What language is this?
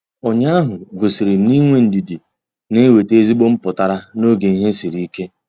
Igbo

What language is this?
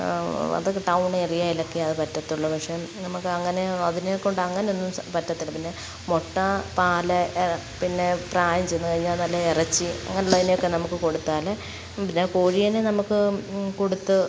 Malayalam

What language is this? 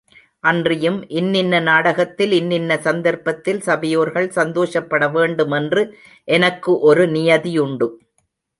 Tamil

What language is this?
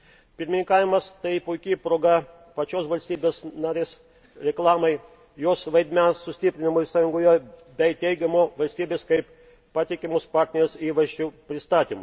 Lithuanian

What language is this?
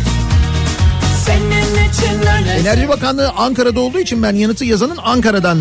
Turkish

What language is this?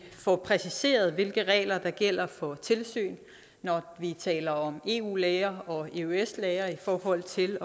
Danish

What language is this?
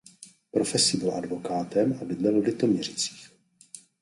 Czech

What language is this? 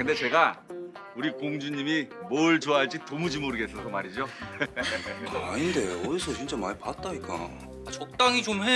Korean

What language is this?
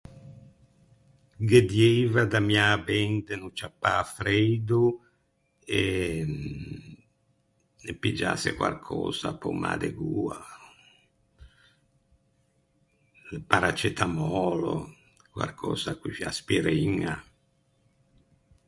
Ligurian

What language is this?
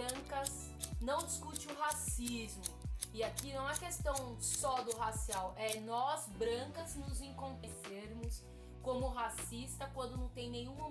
Portuguese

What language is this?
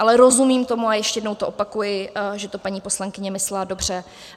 Czech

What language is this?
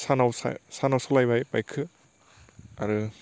Bodo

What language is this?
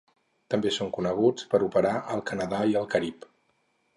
Catalan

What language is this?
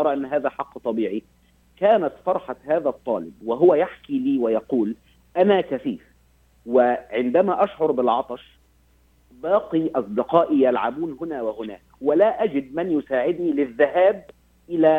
Arabic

